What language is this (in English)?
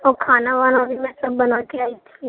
Urdu